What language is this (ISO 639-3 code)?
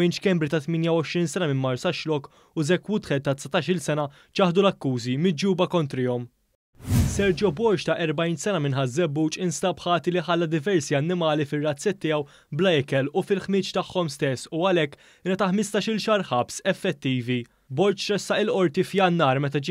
fra